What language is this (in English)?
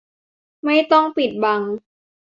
Thai